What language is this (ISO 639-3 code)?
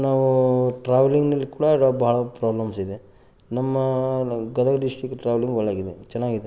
kan